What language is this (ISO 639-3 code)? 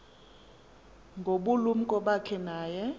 xho